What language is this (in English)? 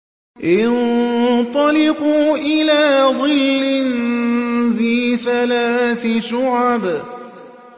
Arabic